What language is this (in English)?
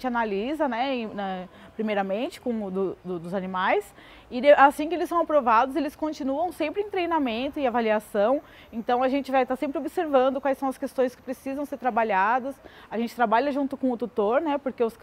Portuguese